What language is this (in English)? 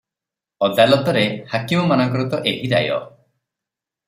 Odia